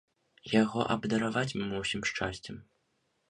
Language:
Belarusian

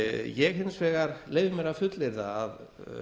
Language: Icelandic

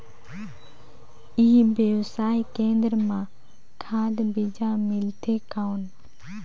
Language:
Chhattisgarhi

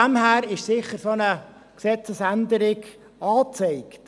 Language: Swiss German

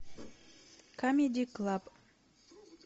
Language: Russian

